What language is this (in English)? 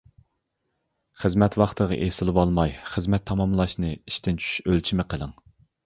Uyghur